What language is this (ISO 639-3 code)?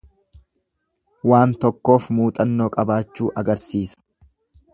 orm